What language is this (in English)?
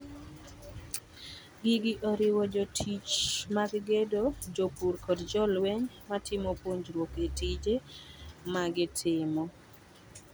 Luo (Kenya and Tanzania)